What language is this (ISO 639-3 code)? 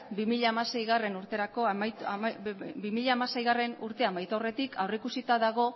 eus